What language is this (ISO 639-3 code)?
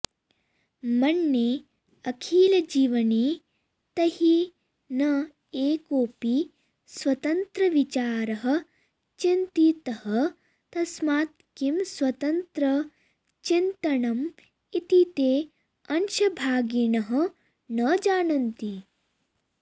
san